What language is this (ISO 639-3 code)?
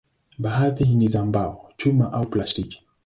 swa